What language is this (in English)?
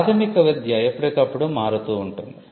Telugu